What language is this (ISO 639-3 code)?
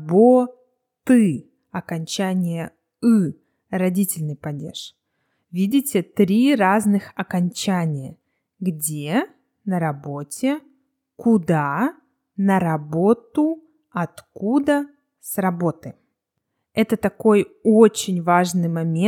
rus